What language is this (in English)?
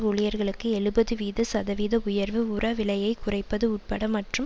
Tamil